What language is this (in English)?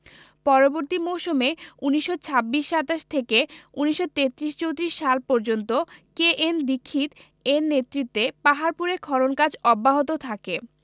Bangla